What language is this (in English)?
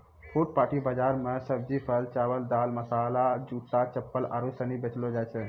Maithili